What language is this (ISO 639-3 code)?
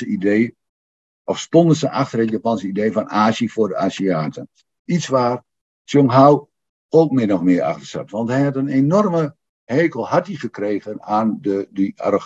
nld